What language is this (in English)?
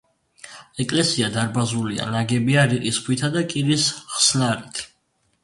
Georgian